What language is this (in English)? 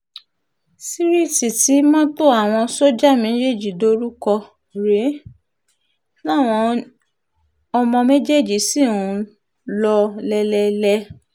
Yoruba